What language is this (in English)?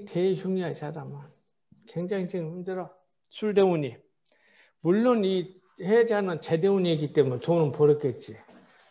Korean